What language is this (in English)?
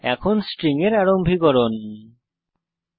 Bangla